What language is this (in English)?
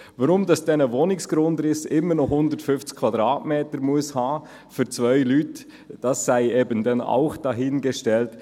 Swiss German